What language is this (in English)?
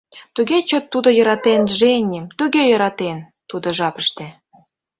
Mari